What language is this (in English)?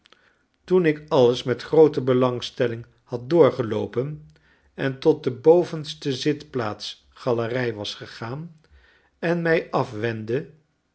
Dutch